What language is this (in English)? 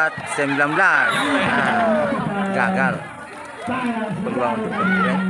Indonesian